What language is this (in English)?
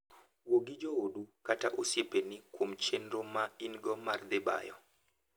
Luo (Kenya and Tanzania)